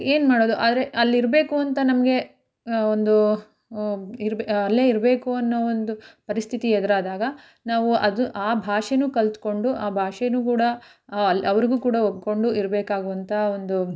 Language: Kannada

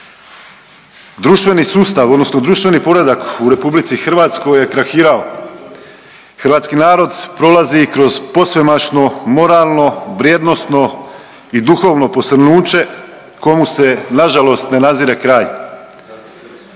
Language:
Croatian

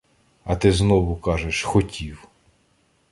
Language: Ukrainian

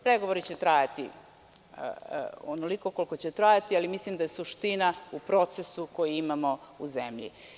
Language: Serbian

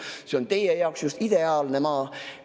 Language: Estonian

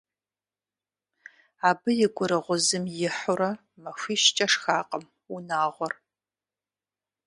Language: Kabardian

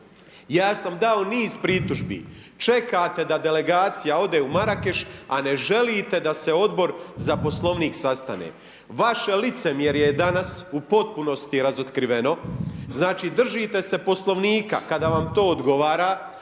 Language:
Croatian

